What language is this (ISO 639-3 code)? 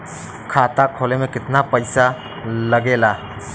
bho